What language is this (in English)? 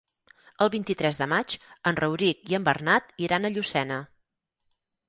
Catalan